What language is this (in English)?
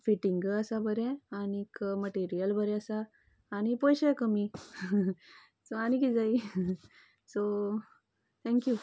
Konkani